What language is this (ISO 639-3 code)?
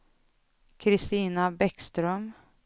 swe